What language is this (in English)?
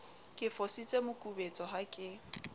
Southern Sotho